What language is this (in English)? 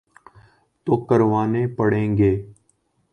Urdu